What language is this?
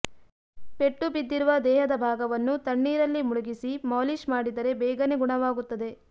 Kannada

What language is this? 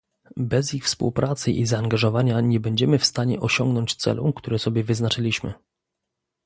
Polish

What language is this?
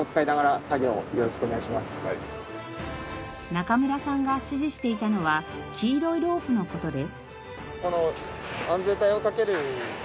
Japanese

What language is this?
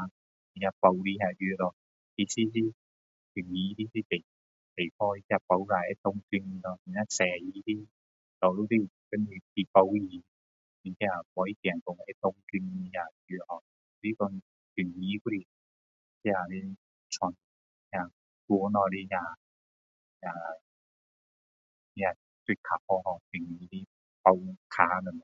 Min Dong Chinese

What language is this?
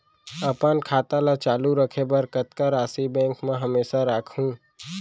Chhattisgarhi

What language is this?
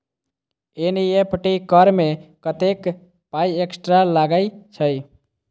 Maithili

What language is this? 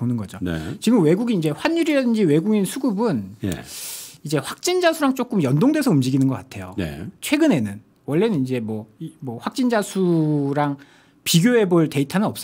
Korean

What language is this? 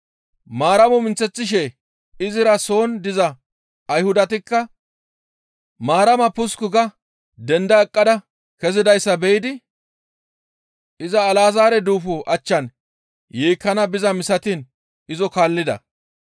Gamo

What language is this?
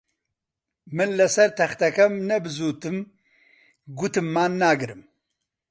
Central Kurdish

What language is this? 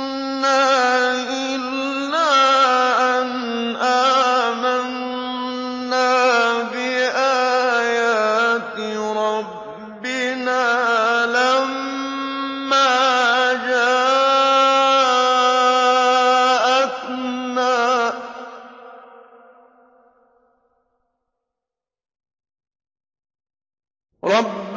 Arabic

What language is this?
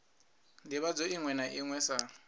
Venda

